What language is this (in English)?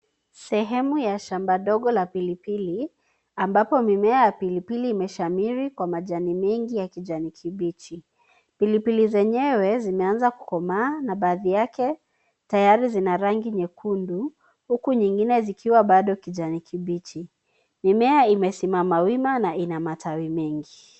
Swahili